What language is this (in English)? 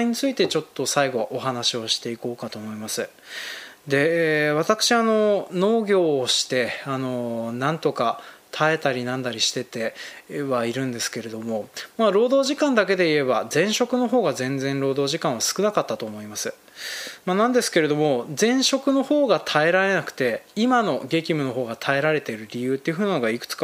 Japanese